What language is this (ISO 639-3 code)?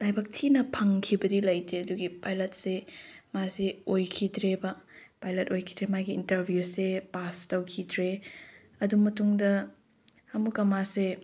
mni